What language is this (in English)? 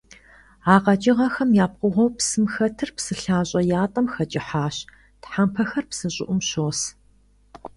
Kabardian